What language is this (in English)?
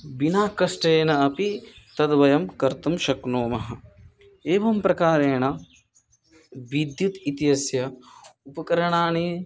Sanskrit